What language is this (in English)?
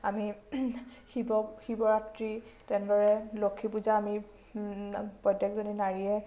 Assamese